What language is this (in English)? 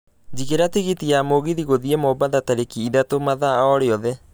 Kikuyu